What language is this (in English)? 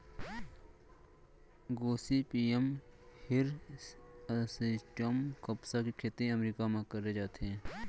Chhattisgarhi